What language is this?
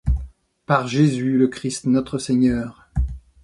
French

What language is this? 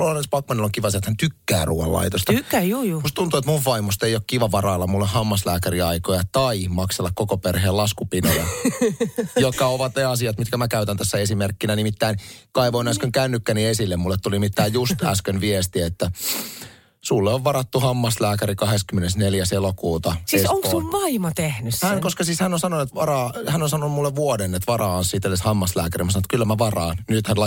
Finnish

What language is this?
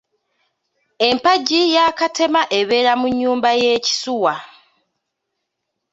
Ganda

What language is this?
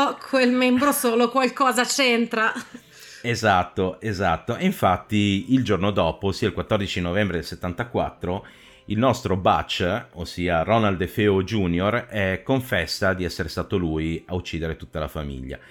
Italian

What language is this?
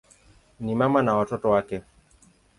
Swahili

